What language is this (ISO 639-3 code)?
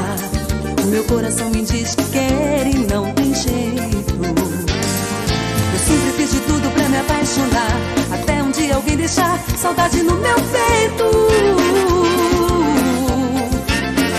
por